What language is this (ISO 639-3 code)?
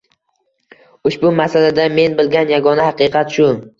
uzb